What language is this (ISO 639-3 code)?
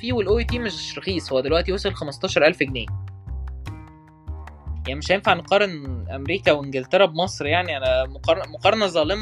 ara